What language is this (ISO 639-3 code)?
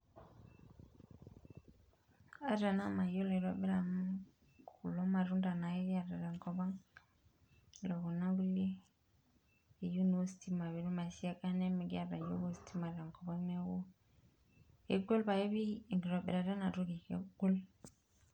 mas